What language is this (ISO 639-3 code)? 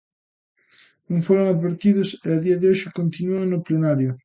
glg